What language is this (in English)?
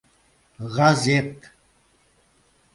Mari